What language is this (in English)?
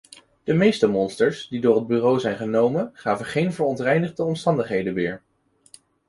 Dutch